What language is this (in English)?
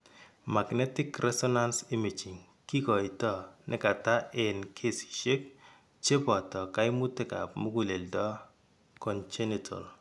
Kalenjin